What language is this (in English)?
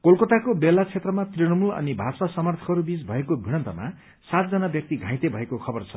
Nepali